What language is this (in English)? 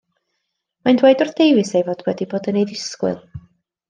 Welsh